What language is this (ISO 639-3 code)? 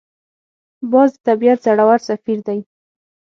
pus